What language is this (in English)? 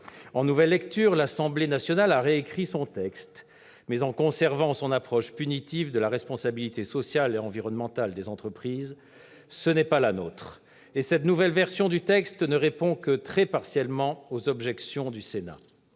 French